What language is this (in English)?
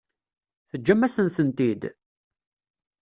Kabyle